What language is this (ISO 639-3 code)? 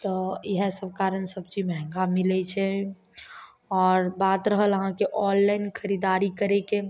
mai